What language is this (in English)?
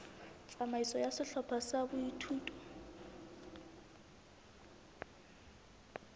Southern Sotho